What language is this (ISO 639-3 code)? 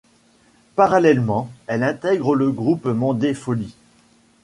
fra